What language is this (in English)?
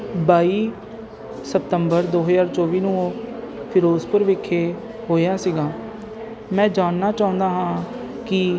Punjabi